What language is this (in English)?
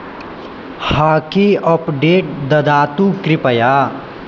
Sanskrit